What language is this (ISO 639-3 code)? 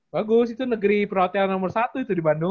ind